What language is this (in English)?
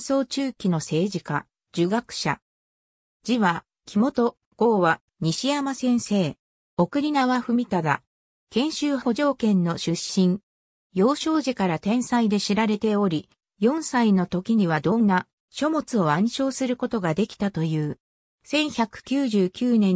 Japanese